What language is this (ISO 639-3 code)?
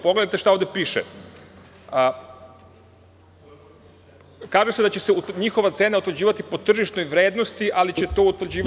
srp